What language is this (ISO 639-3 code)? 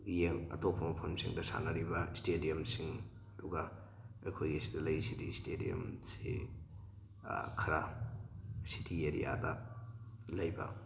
mni